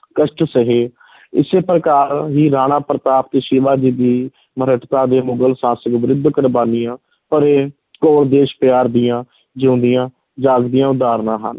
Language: Punjabi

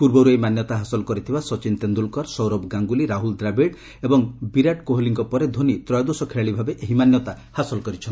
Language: Odia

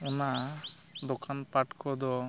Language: Santali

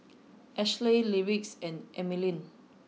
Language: English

